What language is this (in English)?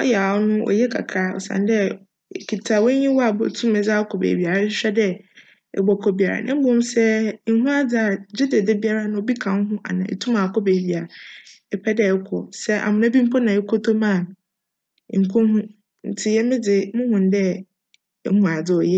Akan